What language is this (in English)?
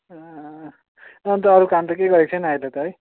Nepali